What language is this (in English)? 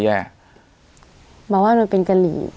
Thai